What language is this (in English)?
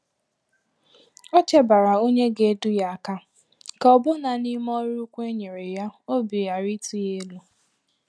Igbo